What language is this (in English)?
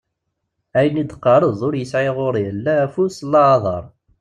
Kabyle